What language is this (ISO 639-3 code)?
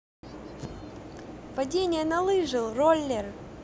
rus